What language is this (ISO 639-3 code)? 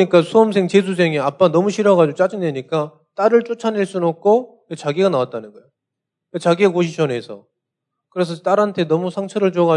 kor